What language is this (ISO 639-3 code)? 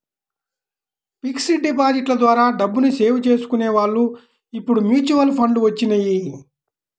tel